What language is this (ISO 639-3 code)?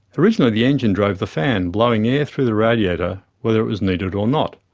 eng